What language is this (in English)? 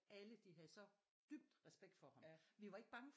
Danish